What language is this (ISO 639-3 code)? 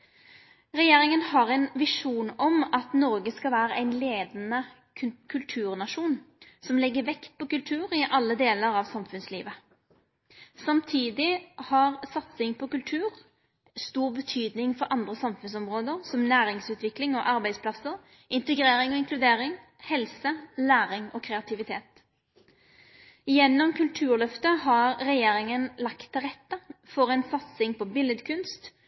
nno